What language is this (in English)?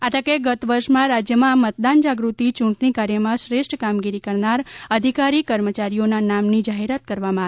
Gujarati